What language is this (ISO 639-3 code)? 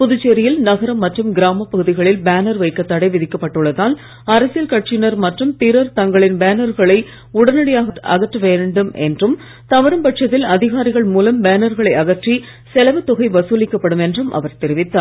tam